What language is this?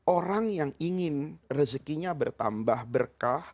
Indonesian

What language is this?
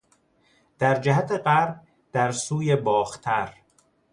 Persian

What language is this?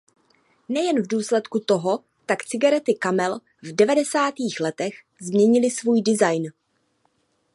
Czech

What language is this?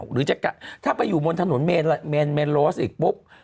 Thai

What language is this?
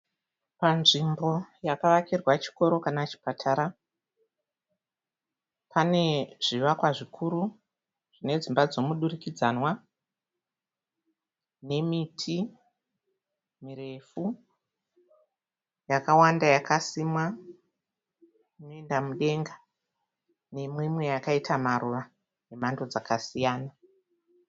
Shona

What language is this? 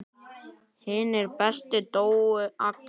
Icelandic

